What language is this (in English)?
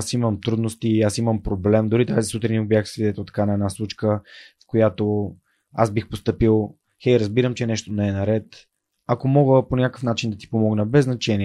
Bulgarian